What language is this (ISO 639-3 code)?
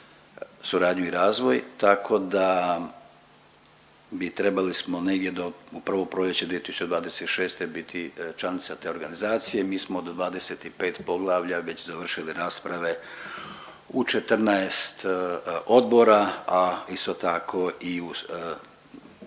hrv